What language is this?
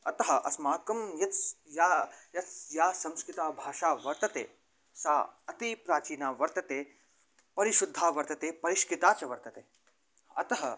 Sanskrit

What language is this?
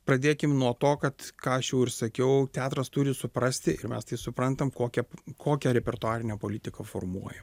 Lithuanian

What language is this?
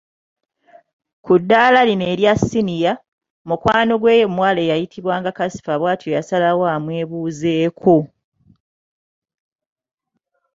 Ganda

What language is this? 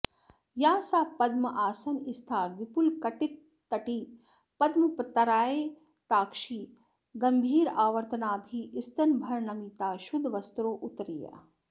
Sanskrit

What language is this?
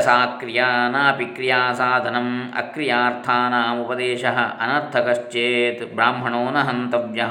Kannada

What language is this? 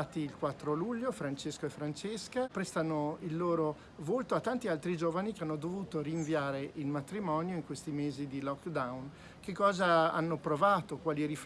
Italian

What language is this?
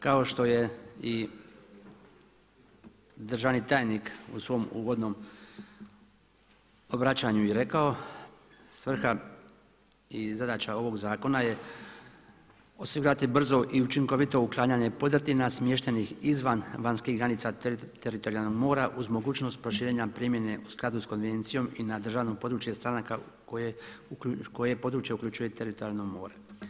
Croatian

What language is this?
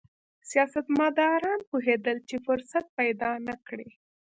Pashto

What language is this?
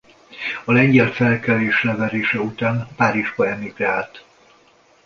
Hungarian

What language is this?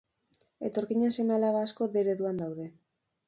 Basque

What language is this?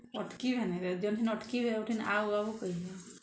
Odia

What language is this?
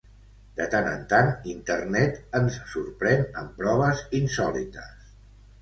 Catalan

